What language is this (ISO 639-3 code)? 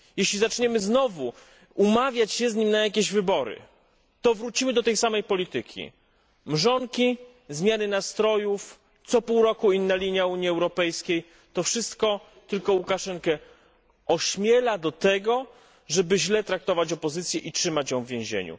pol